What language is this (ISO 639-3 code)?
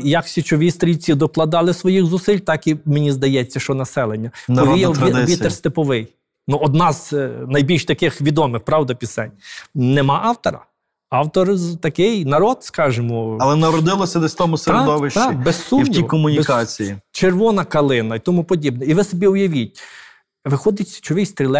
ukr